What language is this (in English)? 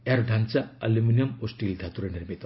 Odia